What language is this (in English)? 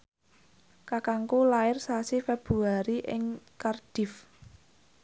Javanese